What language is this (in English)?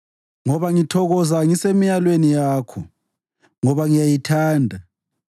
North Ndebele